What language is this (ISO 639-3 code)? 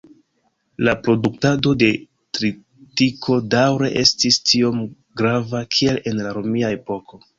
epo